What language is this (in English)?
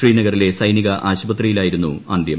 Malayalam